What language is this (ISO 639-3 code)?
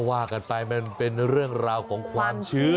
tha